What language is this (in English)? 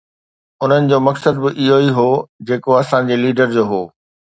Sindhi